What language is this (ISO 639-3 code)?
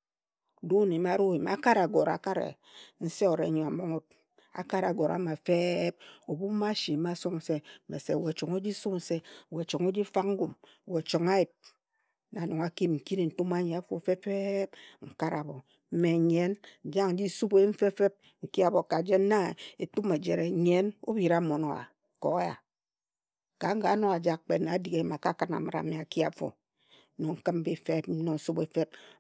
etu